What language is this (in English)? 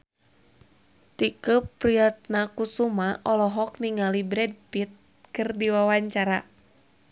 Sundanese